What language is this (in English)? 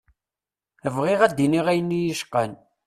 Kabyle